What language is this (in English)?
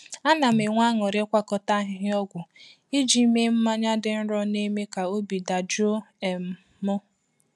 Igbo